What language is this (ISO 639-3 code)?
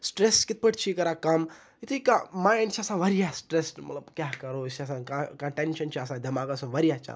kas